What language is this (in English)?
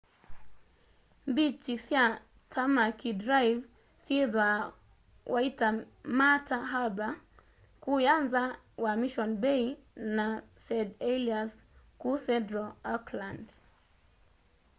Kamba